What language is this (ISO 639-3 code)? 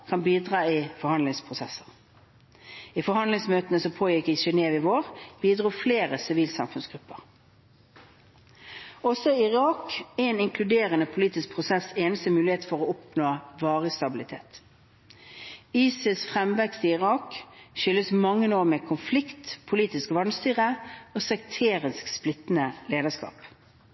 nob